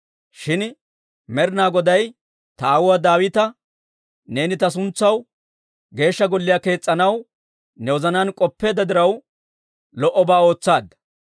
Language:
Dawro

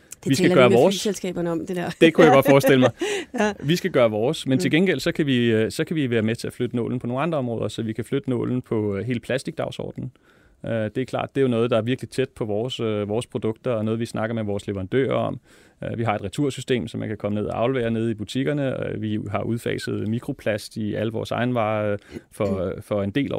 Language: Danish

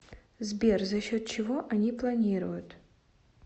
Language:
Russian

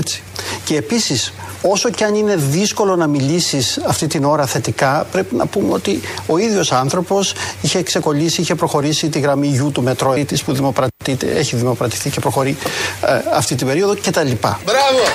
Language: Greek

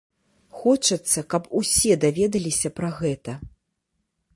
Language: Belarusian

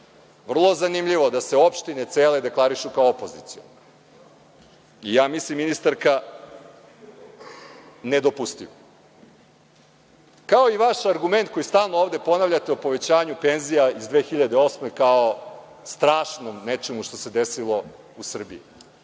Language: Serbian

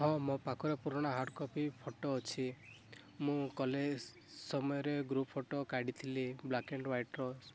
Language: Odia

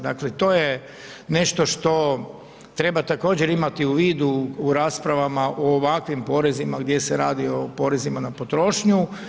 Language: Croatian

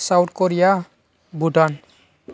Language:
Bodo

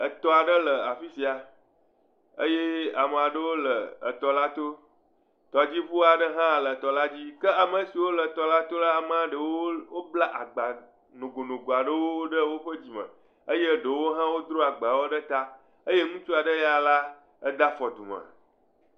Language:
Ewe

